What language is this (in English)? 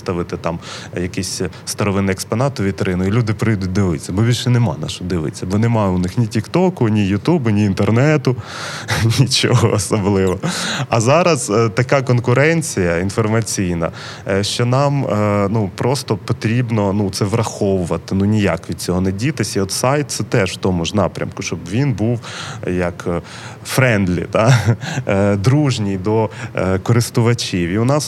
Ukrainian